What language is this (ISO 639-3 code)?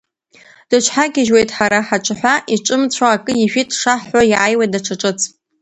abk